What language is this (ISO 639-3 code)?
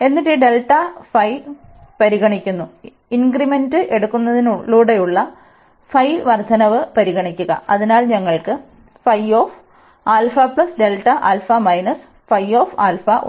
mal